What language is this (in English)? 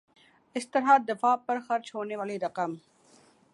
Urdu